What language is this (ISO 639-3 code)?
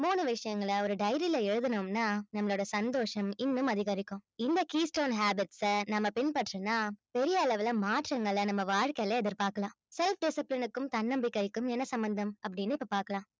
tam